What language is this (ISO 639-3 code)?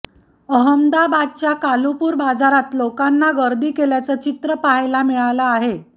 mar